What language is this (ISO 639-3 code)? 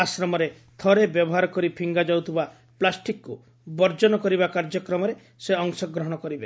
ori